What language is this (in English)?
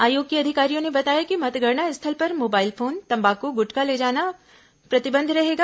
Hindi